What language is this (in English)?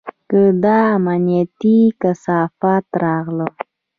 Pashto